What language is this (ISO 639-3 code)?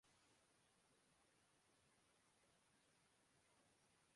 urd